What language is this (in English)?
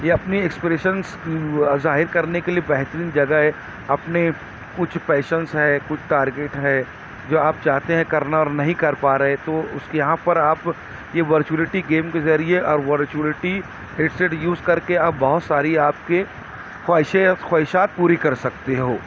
Urdu